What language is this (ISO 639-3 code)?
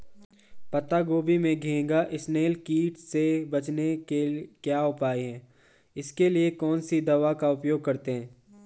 hin